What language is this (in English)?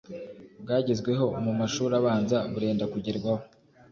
Kinyarwanda